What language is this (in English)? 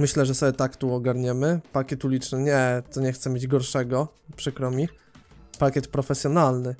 Polish